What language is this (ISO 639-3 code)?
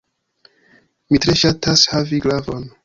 epo